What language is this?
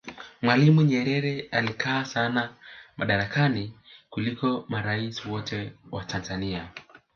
Swahili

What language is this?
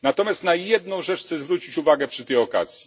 Polish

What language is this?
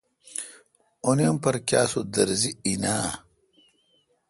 Kalkoti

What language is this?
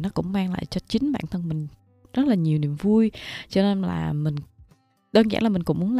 Vietnamese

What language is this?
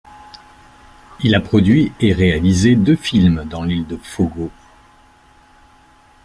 French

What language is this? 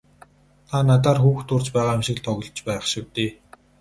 Mongolian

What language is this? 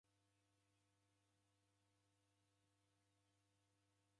Taita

